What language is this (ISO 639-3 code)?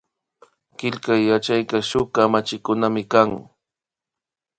qvi